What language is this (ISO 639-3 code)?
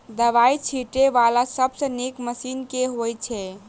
mai